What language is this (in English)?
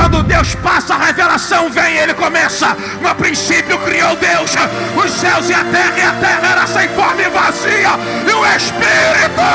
Portuguese